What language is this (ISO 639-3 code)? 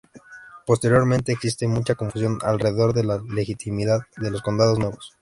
spa